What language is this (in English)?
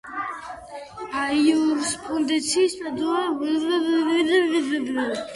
Georgian